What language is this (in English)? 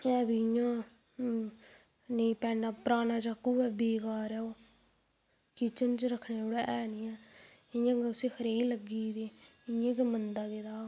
Dogri